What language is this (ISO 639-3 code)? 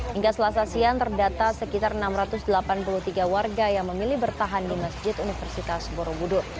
ind